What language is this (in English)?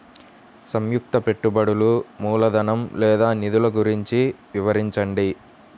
Telugu